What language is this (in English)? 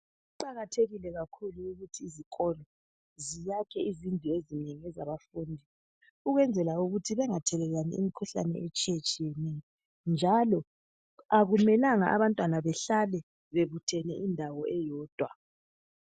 North Ndebele